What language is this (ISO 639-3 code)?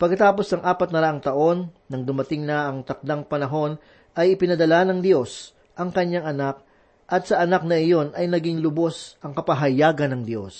fil